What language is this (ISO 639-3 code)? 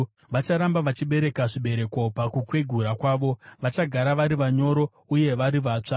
sna